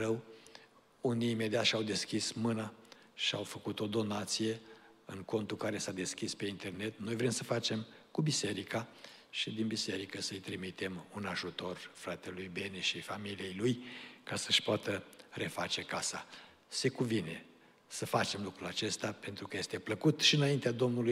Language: Romanian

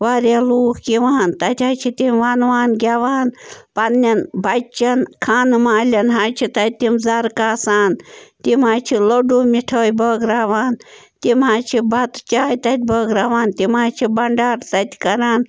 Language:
Kashmiri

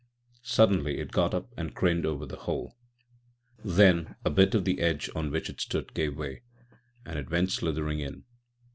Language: English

